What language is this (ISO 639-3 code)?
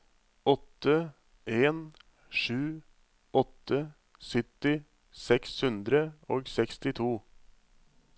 nor